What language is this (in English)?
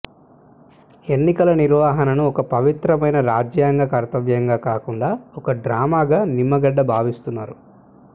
Telugu